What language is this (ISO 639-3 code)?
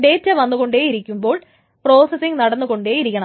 mal